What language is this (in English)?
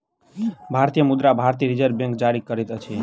Maithili